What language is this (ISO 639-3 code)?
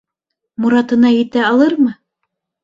bak